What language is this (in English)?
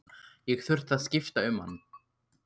Icelandic